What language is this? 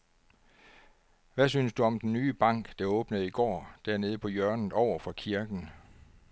Danish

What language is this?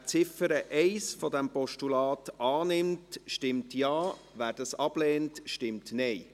Swiss German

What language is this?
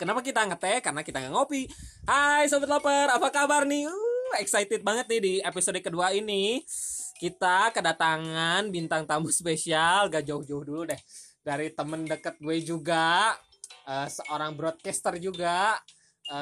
Indonesian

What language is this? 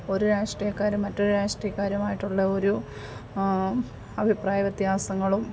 Malayalam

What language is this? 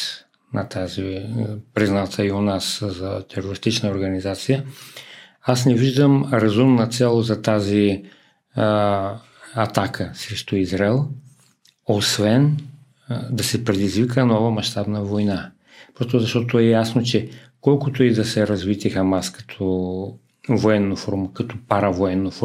Bulgarian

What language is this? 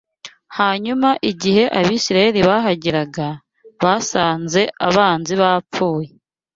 Kinyarwanda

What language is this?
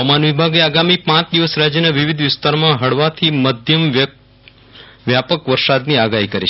Gujarati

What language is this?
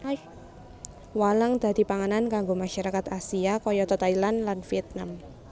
Javanese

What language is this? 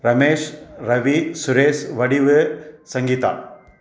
Tamil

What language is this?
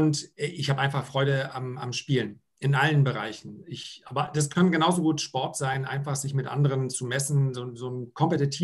German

